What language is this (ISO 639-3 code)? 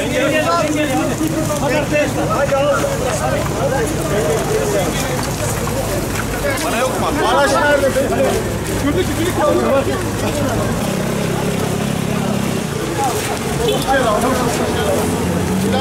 tur